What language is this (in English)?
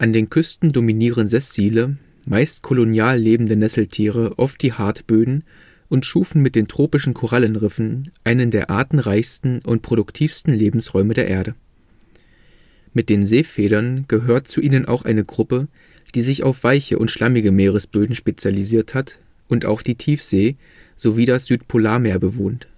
German